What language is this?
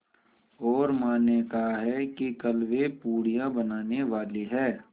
Hindi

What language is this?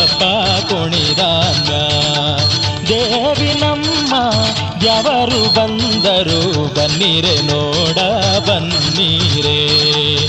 Kannada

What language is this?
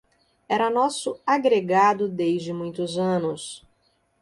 Portuguese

